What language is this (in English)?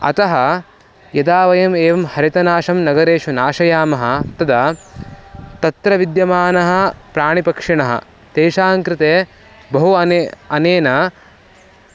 Sanskrit